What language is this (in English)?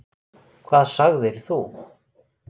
Icelandic